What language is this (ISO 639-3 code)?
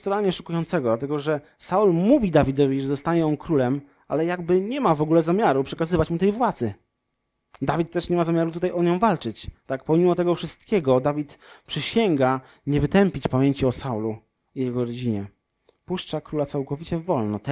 pol